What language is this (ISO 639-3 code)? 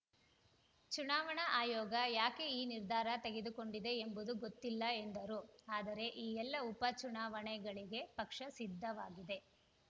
kan